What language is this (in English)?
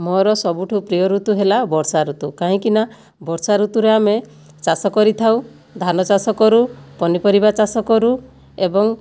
Odia